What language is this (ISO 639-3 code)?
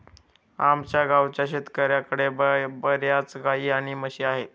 mar